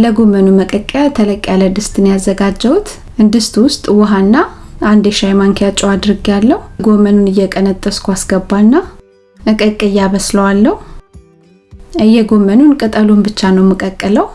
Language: Amharic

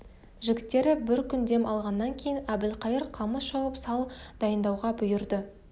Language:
Kazakh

